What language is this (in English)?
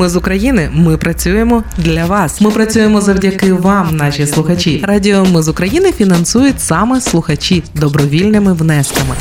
Ukrainian